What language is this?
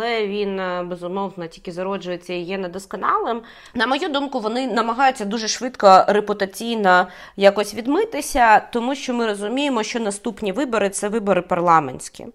Ukrainian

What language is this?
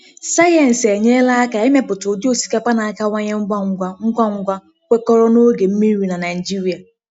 Igbo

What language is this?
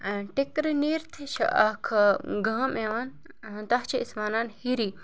Kashmiri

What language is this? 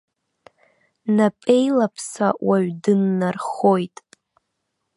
Abkhazian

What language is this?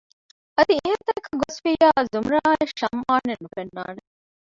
Divehi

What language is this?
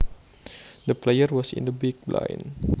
Javanese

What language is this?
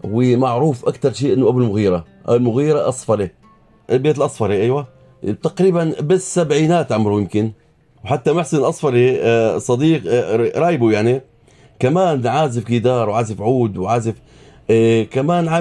Arabic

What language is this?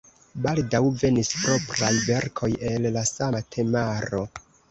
Esperanto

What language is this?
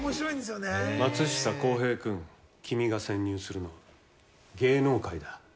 Japanese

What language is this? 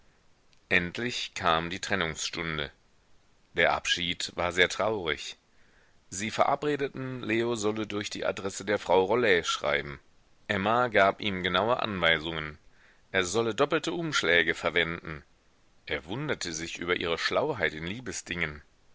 German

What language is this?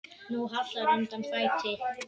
Icelandic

